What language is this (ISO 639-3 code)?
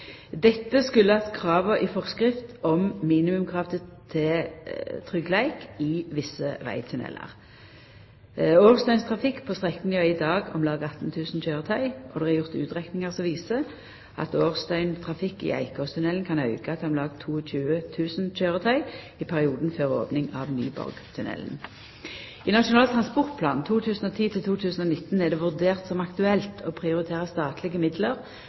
nno